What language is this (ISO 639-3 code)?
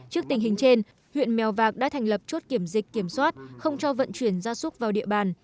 vie